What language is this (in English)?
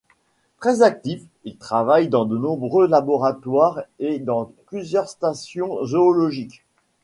French